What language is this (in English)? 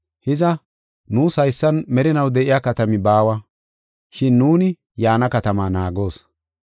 Gofa